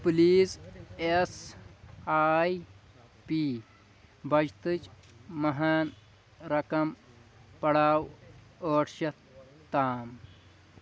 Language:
Kashmiri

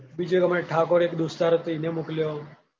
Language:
Gujarati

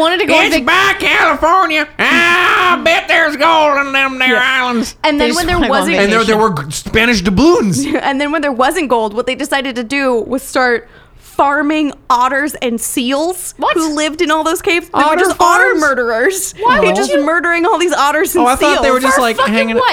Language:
English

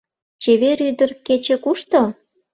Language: Mari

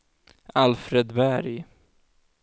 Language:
Swedish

